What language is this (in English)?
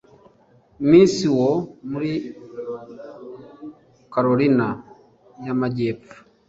Kinyarwanda